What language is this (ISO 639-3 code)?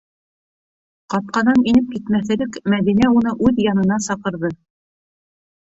bak